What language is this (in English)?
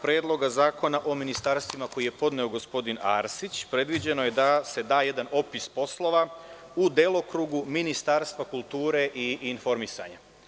Serbian